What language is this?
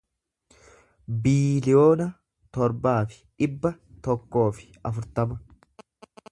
Oromo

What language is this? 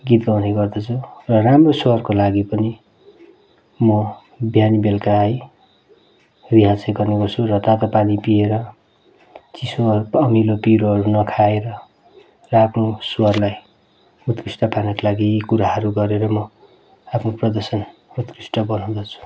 Nepali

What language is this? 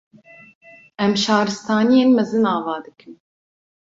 Kurdish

